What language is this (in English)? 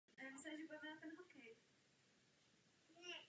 Czech